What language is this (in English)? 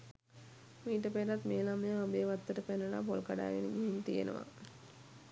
Sinhala